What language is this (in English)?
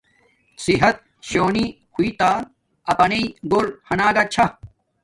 Domaaki